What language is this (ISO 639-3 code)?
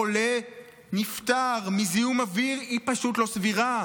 heb